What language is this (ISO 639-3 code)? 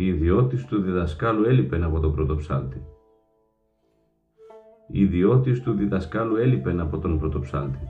ell